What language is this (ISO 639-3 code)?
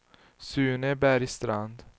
swe